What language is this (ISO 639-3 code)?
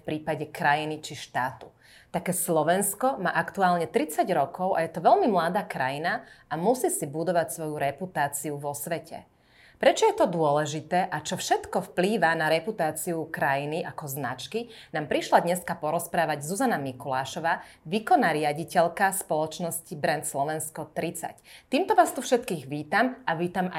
slk